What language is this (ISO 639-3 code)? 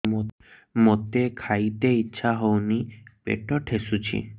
ori